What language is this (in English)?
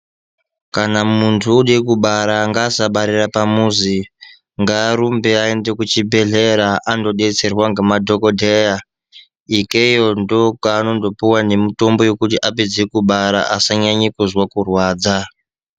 Ndau